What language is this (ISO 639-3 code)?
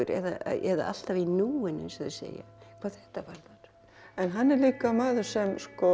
isl